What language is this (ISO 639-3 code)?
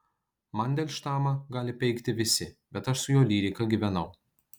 lit